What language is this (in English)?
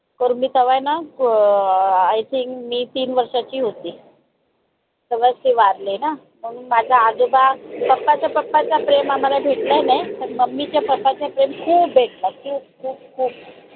Marathi